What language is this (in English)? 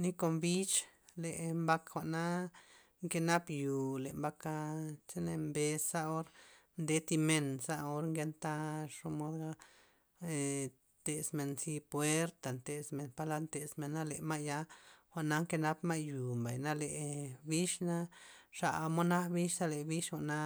Loxicha Zapotec